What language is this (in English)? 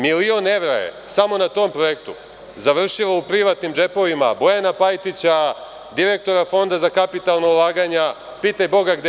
Serbian